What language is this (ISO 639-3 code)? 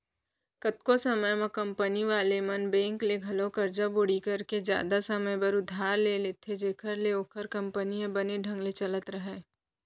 hne